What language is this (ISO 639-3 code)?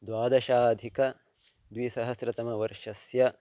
san